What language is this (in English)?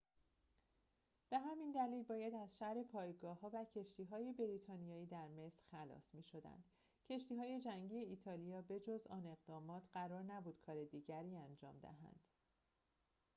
Persian